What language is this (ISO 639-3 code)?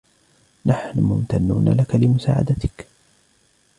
ara